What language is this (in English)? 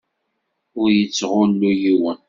Kabyle